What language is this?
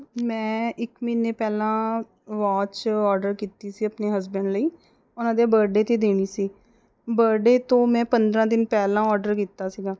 Punjabi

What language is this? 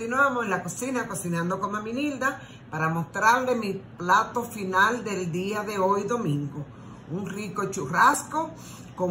Spanish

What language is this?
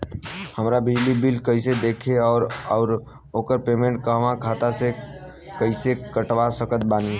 Bhojpuri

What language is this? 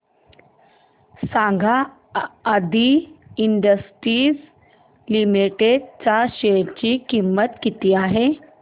Marathi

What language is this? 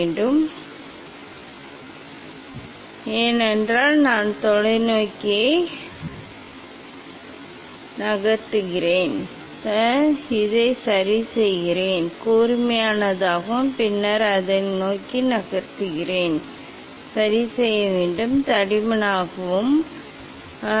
Tamil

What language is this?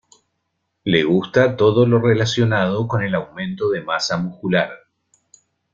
Spanish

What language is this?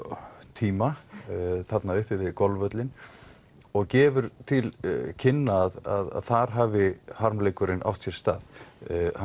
Icelandic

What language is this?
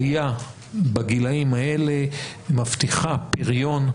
Hebrew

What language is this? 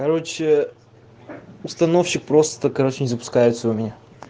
Russian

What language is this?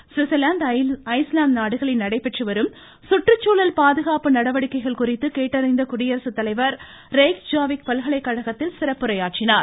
Tamil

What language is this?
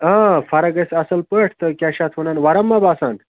Kashmiri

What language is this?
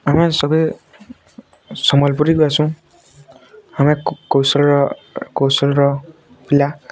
Odia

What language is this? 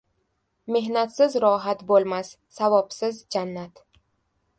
Uzbek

